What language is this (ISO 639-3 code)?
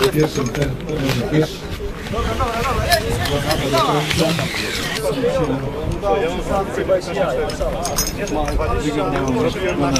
pol